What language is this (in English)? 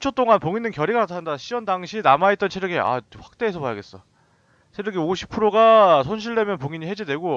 Korean